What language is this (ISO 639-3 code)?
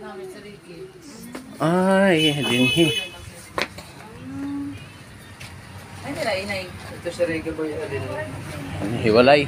fil